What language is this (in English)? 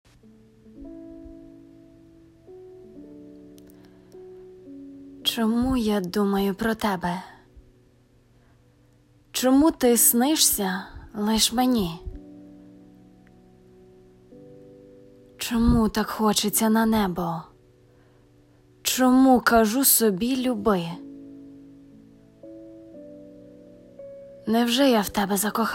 Ukrainian